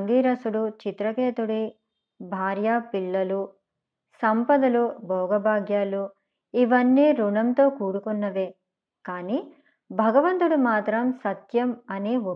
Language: Telugu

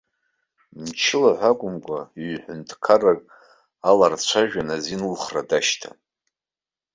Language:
Abkhazian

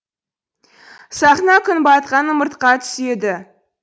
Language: Kazakh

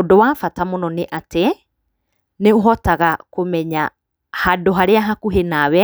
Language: Kikuyu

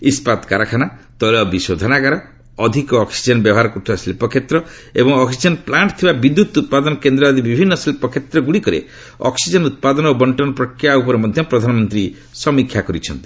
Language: Odia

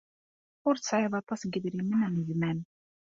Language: Kabyle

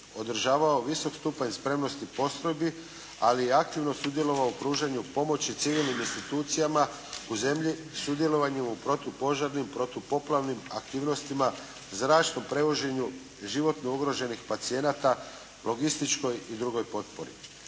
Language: Croatian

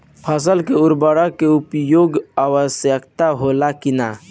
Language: Bhojpuri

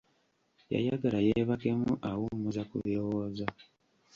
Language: Ganda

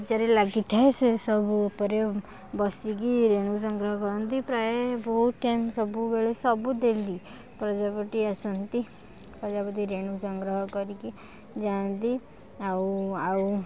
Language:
Odia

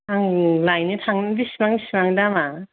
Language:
Bodo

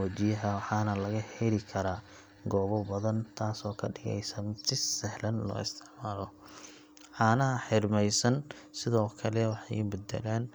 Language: Somali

